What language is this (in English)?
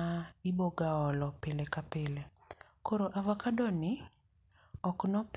Luo (Kenya and Tanzania)